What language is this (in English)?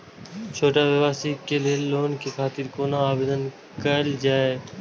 Maithili